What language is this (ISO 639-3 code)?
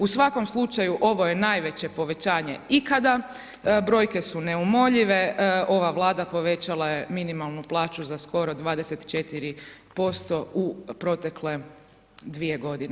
hrv